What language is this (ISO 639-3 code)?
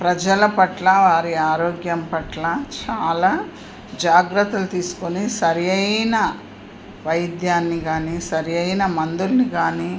tel